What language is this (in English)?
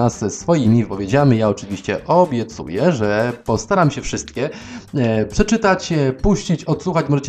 Polish